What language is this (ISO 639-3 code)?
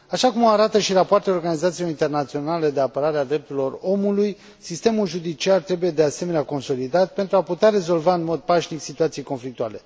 ron